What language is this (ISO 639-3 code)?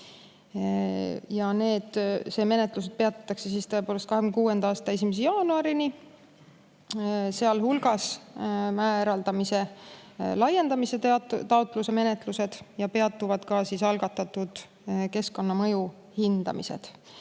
est